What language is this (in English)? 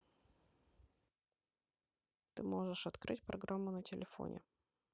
Russian